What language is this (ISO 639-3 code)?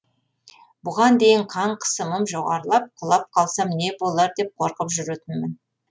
kaz